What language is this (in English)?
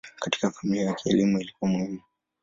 Swahili